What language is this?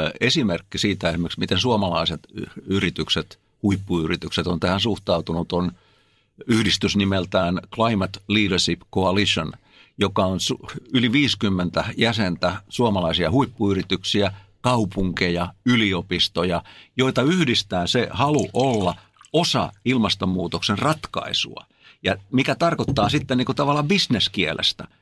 Finnish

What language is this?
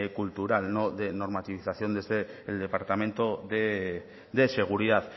Spanish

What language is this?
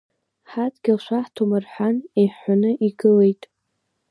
Abkhazian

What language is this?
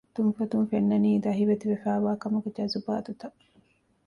Divehi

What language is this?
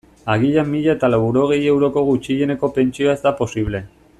Basque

